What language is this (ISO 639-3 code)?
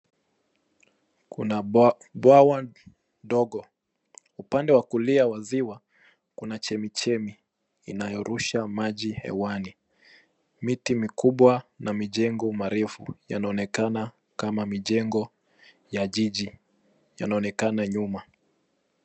swa